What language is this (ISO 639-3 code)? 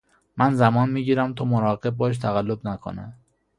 fas